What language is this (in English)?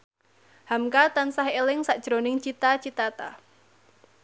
Javanese